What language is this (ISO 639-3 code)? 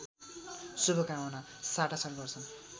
nep